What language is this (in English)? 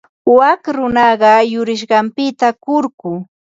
Ambo-Pasco Quechua